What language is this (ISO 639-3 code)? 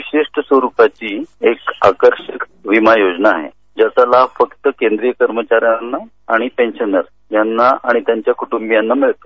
mar